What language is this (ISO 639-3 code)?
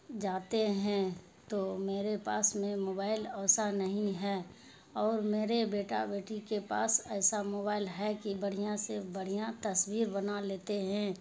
urd